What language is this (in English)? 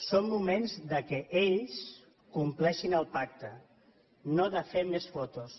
Catalan